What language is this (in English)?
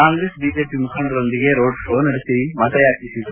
Kannada